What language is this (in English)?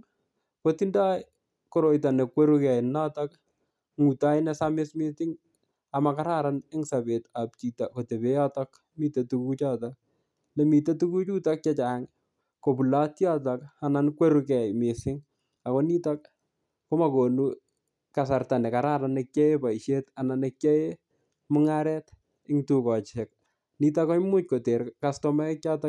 Kalenjin